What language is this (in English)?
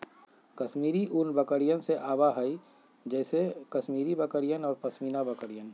Magahi